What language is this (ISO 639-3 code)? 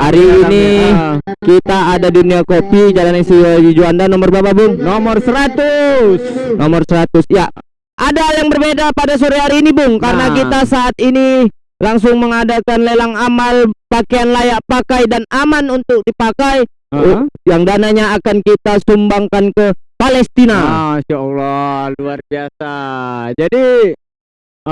ind